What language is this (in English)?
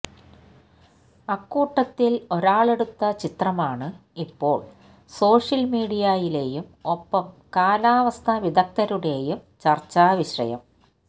Malayalam